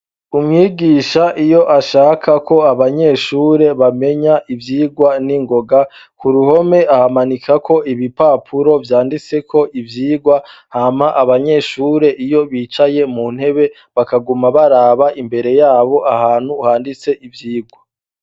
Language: Rundi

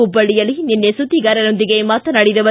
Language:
Kannada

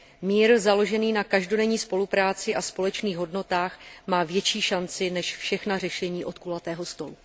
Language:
Czech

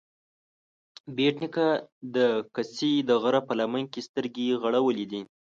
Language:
Pashto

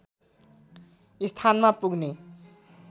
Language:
Nepali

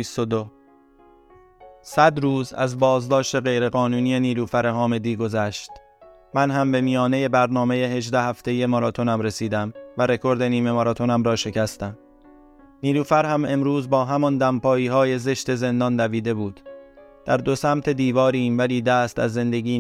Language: Persian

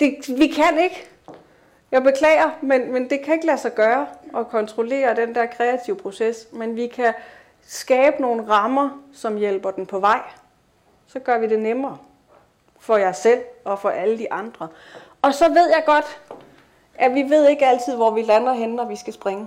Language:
Danish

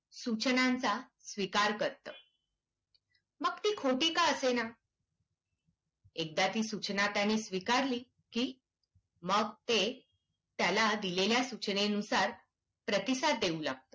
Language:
Marathi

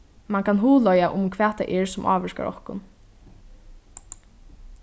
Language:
Faroese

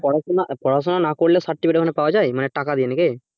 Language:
Bangla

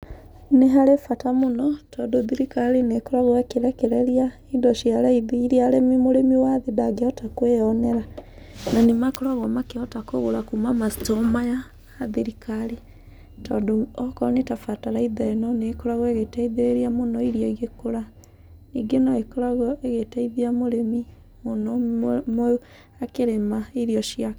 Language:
Kikuyu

